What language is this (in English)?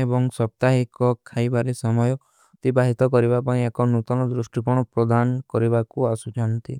Kui (India)